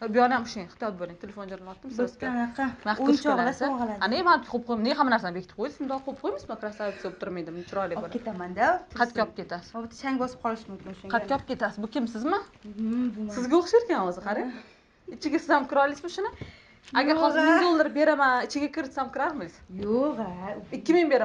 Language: Turkish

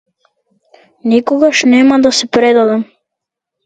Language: Macedonian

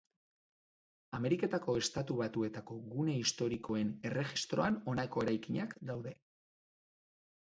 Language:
Basque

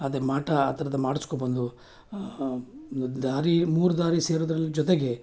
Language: Kannada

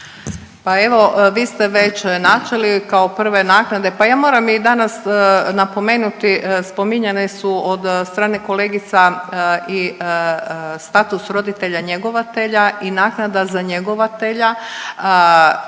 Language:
Croatian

